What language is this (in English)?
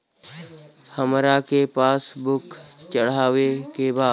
Bhojpuri